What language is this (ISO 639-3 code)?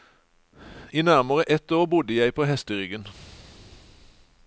nor